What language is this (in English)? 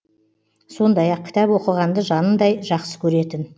Kazakh